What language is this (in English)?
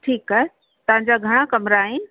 Sindhi